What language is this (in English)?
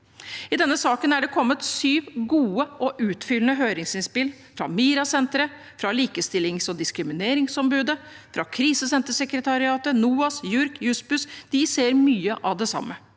Norwegian